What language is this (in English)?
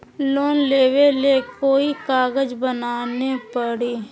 Magahi